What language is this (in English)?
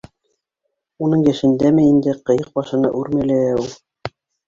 Bashkir